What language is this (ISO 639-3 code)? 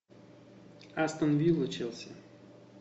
rus